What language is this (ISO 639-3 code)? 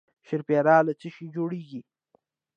pus